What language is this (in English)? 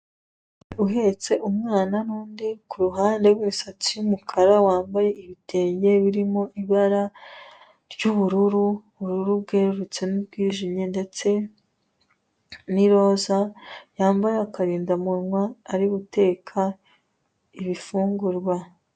Kinyarwanda